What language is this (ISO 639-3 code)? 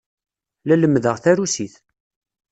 kab